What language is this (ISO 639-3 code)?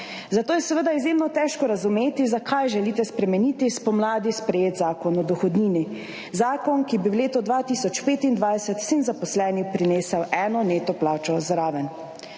slv